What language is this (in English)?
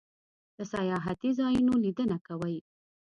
Pashto